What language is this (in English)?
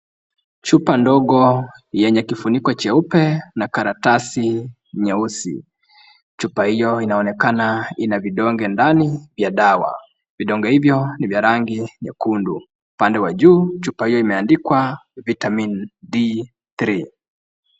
Swahili